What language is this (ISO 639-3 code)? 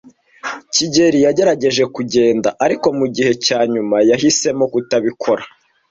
kin